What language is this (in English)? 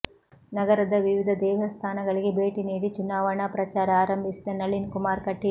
Kannada